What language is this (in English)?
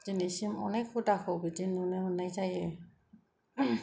Bodo